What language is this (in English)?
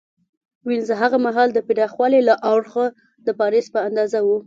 Pashto